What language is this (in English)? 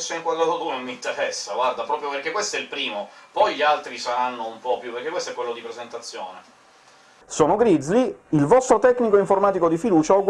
Italian